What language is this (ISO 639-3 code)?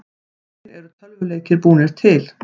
isl